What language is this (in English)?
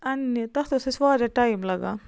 Kashmiri